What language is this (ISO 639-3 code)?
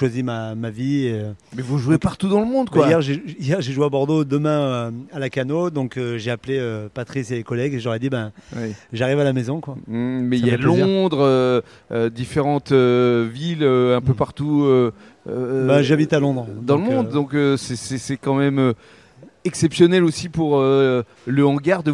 fra